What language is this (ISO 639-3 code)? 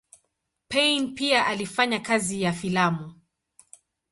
swa